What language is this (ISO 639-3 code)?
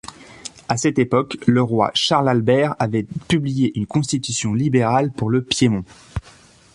fra